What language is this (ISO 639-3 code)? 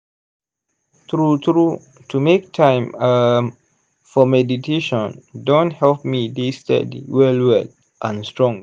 pcm